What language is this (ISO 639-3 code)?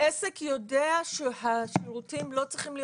heb